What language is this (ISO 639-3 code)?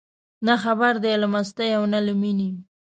pus